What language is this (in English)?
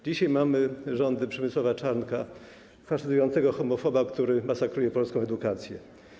Polish